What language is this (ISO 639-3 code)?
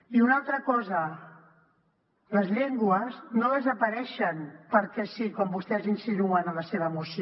cat